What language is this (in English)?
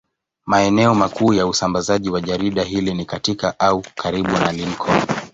Swahili